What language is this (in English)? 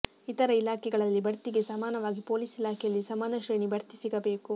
Kannada